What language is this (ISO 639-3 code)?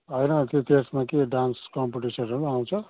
nep